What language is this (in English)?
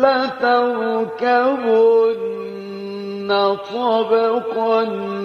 Arabic